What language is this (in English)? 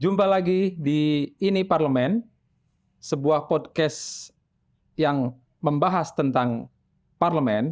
Indonesian